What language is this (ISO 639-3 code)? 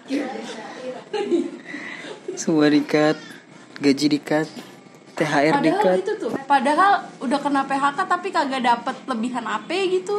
ind